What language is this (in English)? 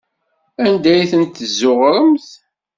Kabyle